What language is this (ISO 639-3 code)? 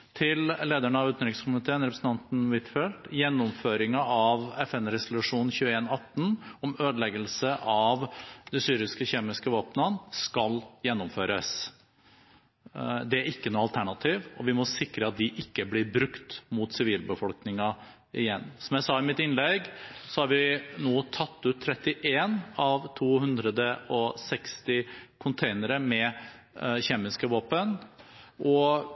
nob